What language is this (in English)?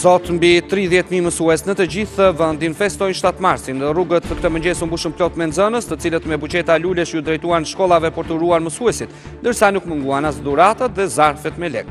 Romanian